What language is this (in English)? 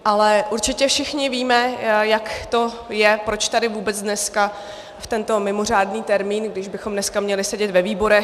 Czech